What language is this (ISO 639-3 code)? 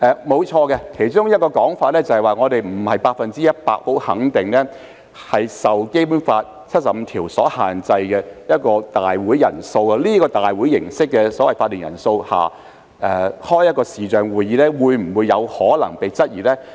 yue